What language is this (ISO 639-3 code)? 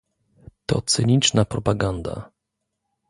pol